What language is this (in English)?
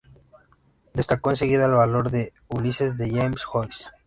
Spanish